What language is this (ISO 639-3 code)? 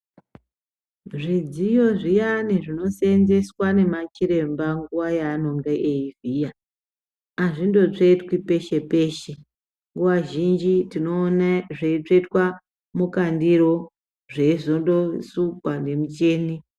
ndc